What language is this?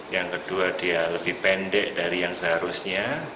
Indonesian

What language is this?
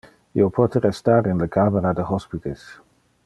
Interlingua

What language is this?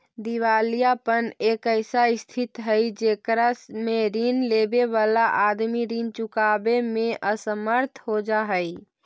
Magahi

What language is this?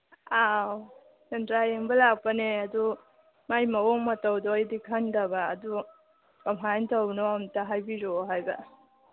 Manipuri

